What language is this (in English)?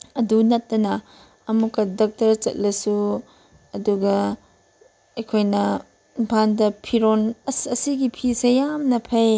Manipuri